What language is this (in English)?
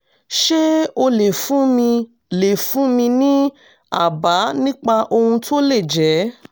Yoruba